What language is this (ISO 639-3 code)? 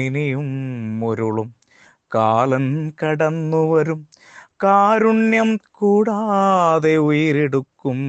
mal